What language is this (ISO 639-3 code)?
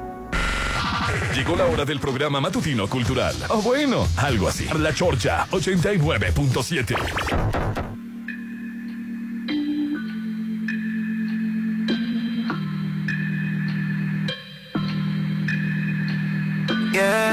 spa